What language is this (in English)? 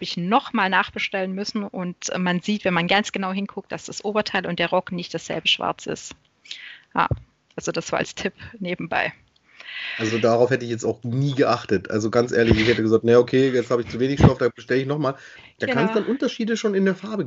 German